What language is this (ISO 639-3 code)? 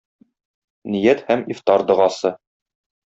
tat